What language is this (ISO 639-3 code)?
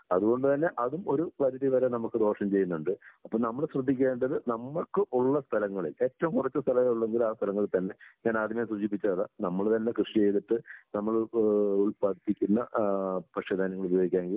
mal